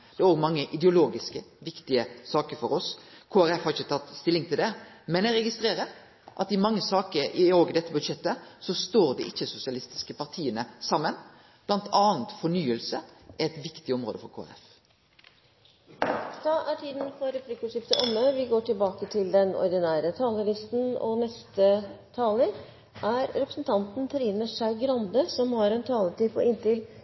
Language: Norwegian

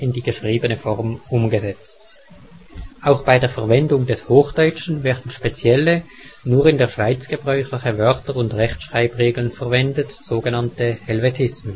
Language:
German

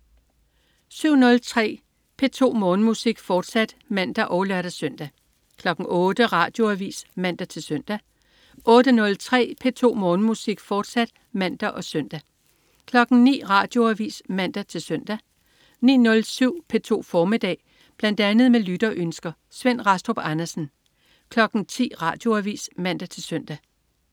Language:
Danish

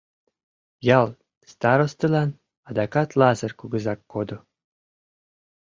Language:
Mari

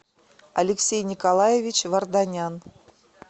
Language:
Russian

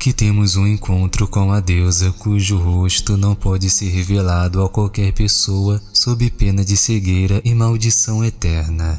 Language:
Portuguese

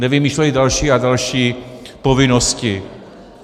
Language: Czech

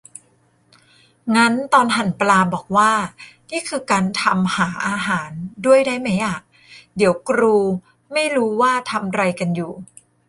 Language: Thai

